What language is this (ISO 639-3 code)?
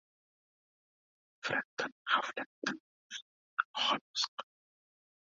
uzb